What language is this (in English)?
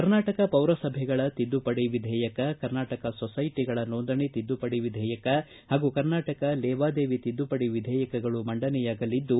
Kannada